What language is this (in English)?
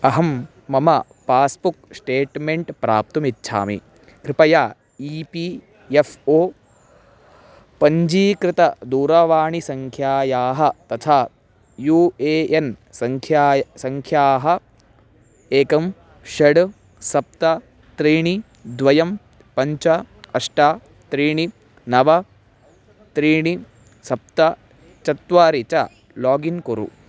Sanskrit